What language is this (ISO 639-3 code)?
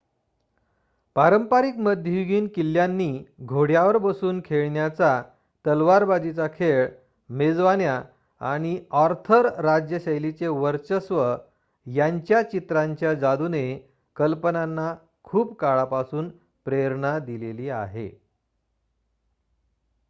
mar